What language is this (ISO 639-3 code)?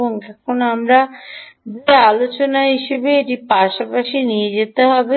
ben